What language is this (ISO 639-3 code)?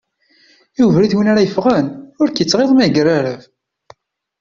kab